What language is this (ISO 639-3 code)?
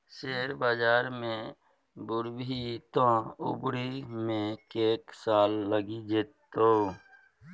mai